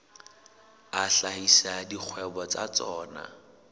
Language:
Southern Sotho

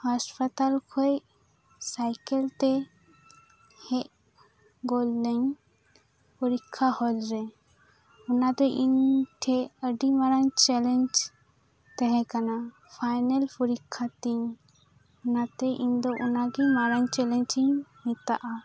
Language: Santali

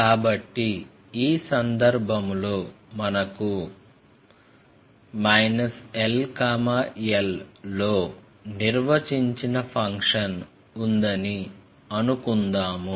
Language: Telugu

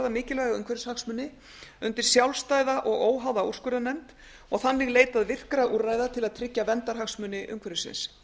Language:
Icelandic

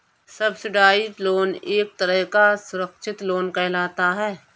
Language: Hindi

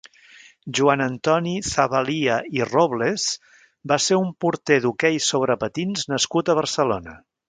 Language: Catalan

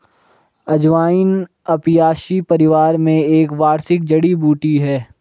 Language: Hindi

